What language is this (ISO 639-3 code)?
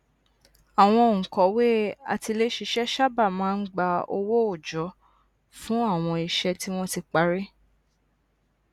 yor